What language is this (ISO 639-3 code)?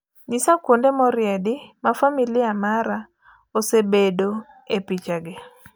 luo